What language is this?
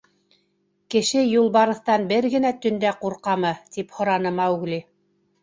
Bashkir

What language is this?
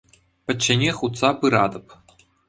Chuvash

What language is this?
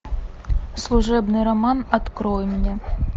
Russian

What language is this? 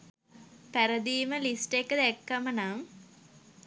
Sinhala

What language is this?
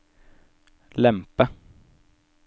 Norwegian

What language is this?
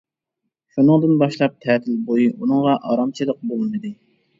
Uyghur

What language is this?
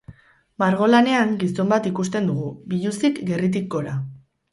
Basque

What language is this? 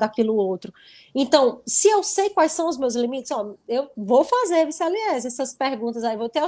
Portuguese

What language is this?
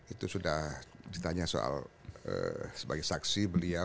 Indonesian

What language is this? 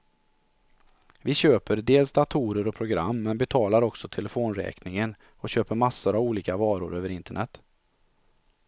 Swedish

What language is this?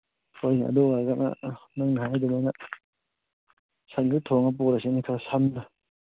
Manipuri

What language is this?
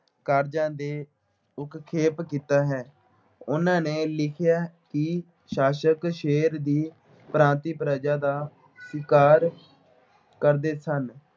Punjabi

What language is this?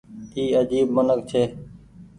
Goaria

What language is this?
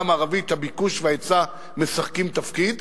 Hebrew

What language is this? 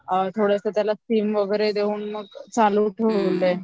Marathi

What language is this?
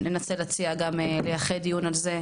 Hebrew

